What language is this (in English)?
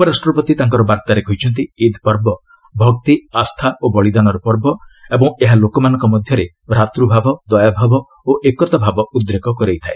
Odia